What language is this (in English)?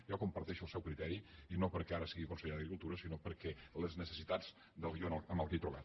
Catalan